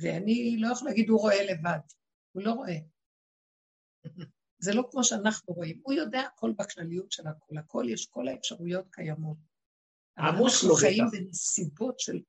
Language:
Hebrew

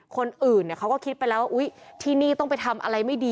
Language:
Thai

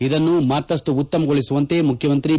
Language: Kannada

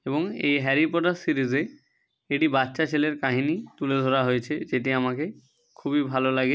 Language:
Bangla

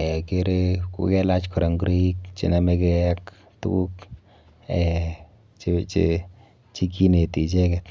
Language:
Kalenjin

